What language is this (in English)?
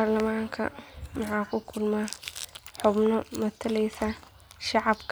Somali